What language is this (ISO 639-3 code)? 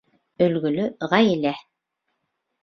bak